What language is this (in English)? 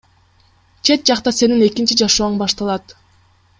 Kyrgyz